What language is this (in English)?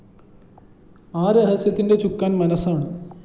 Malayalam